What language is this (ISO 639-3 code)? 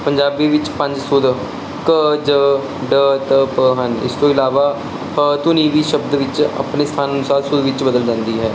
pan